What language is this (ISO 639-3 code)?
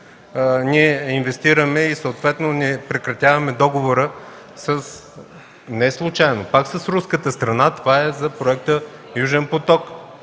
bul